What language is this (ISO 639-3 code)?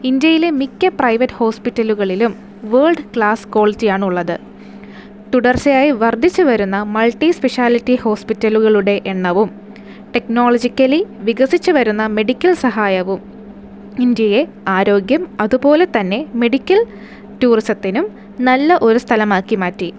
mal